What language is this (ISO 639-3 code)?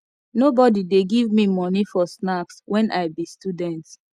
pcm